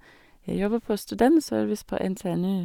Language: Norwegian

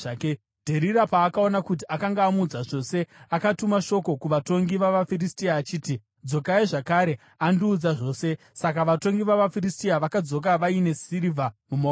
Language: Shona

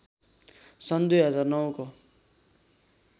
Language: Nepali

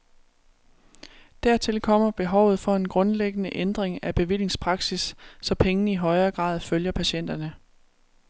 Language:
Danish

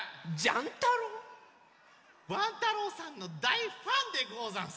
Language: Japanese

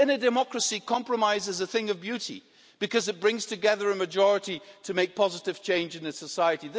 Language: English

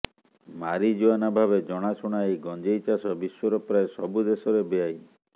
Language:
Odia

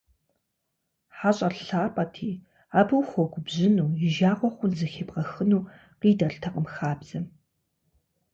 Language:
Kabardian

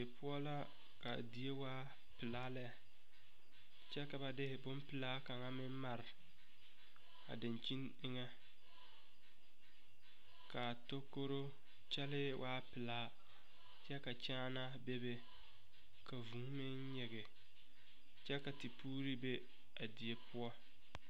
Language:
Southern Dagaare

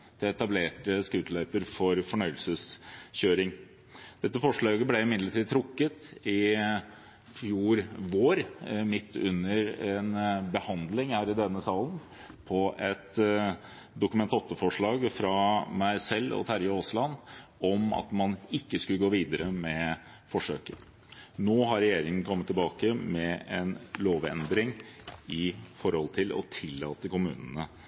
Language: Norwegian Bokmål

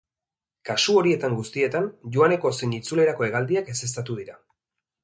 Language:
Basque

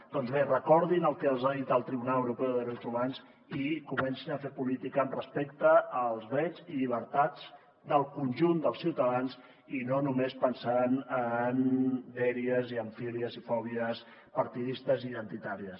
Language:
Catalan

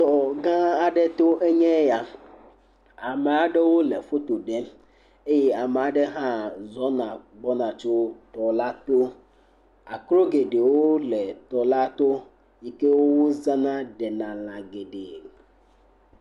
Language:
Ewe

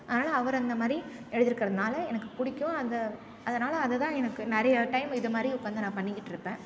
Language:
Tamil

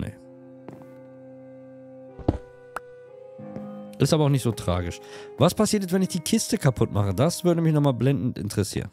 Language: German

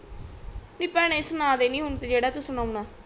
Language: Punjabi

